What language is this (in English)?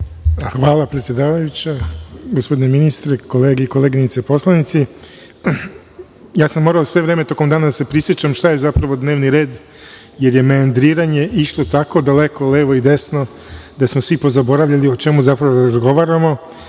Serbian